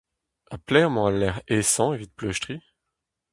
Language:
Breton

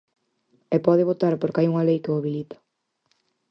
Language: Galician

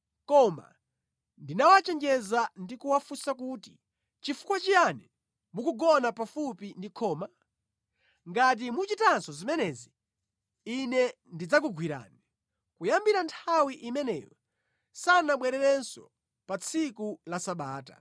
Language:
Nyanja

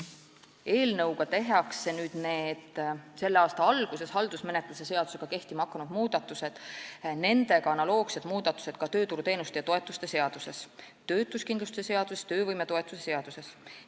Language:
Estonian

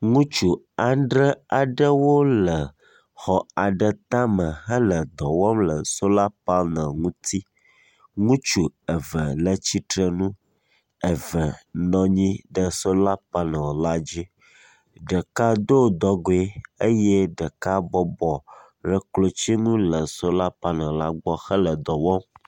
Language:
Ewe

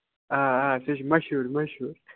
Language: Kashmiri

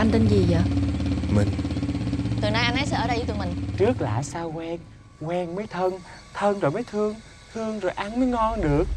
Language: Vietnamese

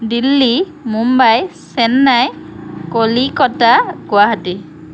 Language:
Assamese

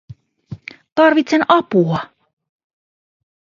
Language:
Finnish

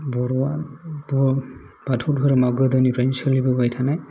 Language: Bodo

